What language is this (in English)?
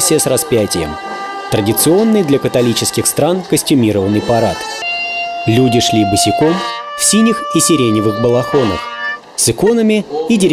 Russian